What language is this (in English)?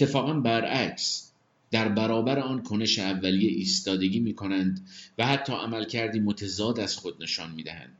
Persian